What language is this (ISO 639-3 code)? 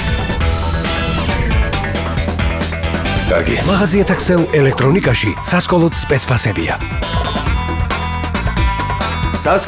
ces